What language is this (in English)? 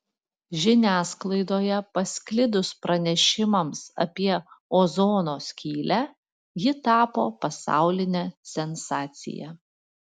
Lithuanian